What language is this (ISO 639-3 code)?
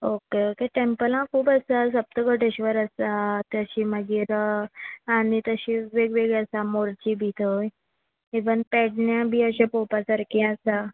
kok